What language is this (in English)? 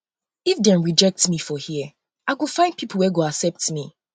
Nigerian Pidgin